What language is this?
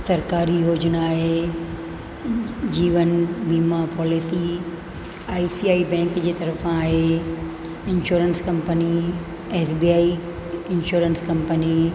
Sindhi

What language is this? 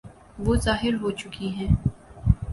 Urdu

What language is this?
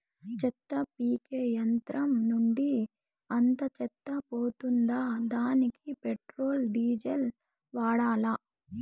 Telugu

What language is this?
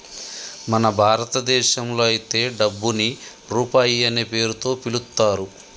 Telugu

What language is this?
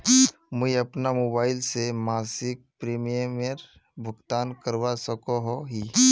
Magahi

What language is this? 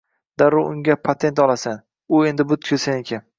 Uzbek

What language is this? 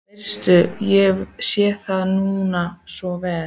Icelandic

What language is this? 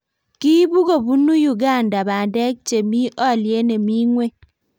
Kalenjin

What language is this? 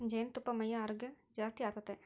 Kannada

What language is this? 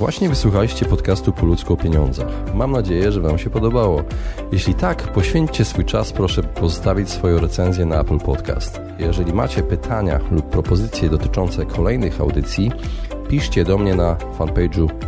Polish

